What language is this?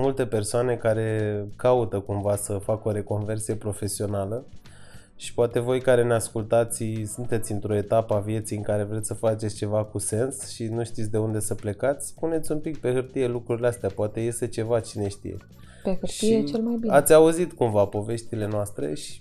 Romanian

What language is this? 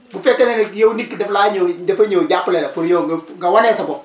Wolof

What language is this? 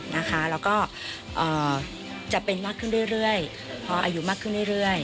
Thai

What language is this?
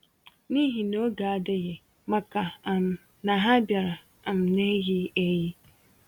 Igbo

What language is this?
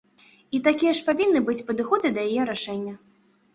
Belarusian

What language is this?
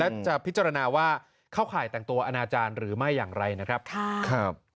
Thai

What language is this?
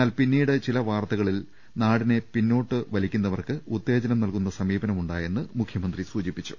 Malayalam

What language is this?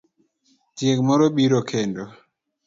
Luo (Kenya and Tanzania)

